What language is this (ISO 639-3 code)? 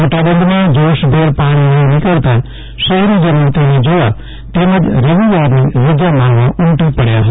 guj